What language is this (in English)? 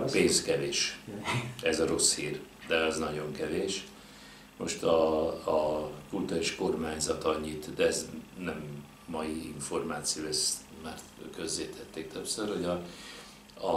Hungarian